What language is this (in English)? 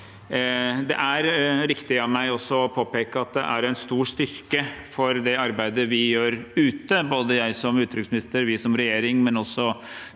Norwegian